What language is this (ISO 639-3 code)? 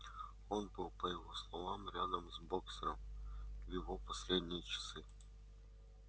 rus